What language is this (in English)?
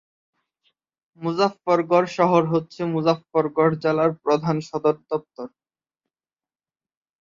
Bangla